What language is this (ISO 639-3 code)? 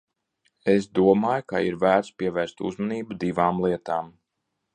lav